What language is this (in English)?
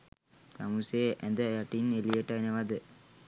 Sinhala